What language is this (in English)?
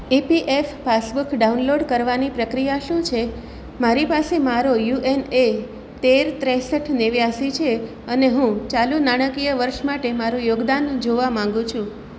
Gujarati